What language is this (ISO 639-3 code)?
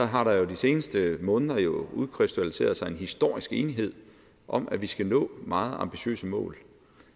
dan